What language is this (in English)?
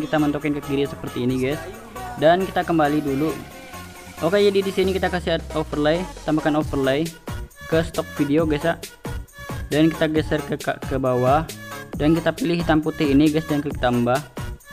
Indonesian